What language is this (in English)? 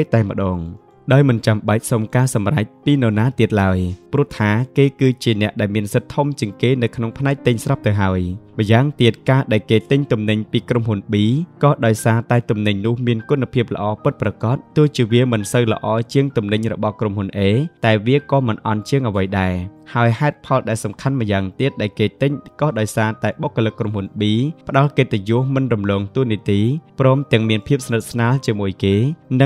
Thai